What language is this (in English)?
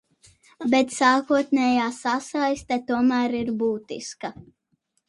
Latvian